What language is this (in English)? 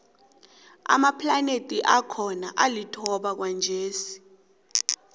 South Ndebele